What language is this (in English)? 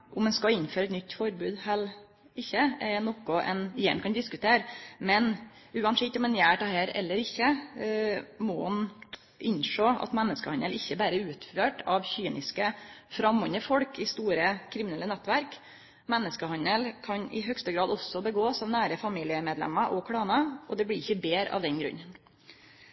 Norwegian Nynorsk